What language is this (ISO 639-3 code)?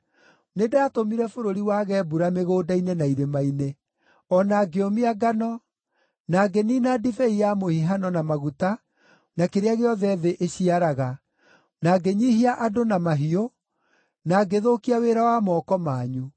kik